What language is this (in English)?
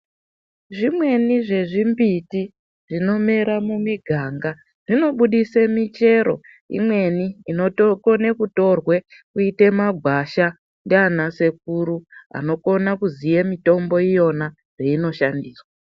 Ndau